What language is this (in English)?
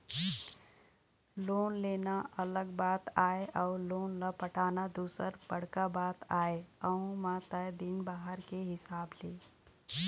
Chhattisgarhi